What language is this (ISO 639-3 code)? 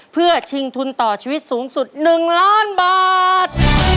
tha